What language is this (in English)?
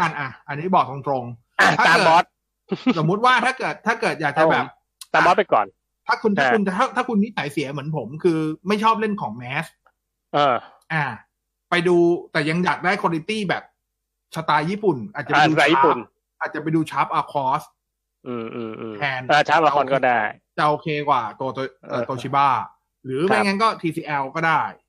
Thai